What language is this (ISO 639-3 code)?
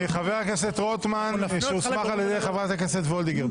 heb